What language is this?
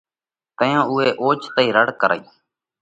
Parkari Koli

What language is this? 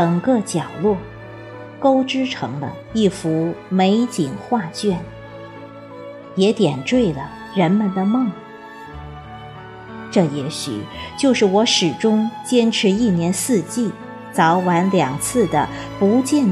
Chinese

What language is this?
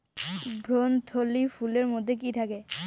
Bangla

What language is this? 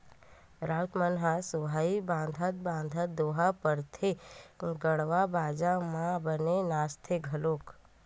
Chhattisgarhi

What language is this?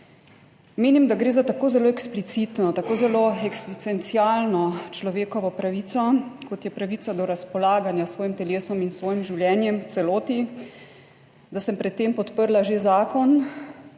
Slovenian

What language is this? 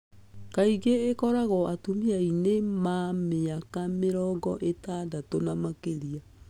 Kikuyu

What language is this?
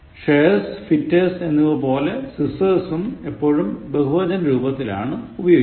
Malayalam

